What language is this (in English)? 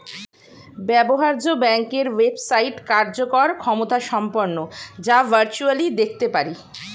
Bangla